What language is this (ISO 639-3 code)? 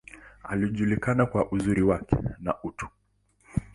swa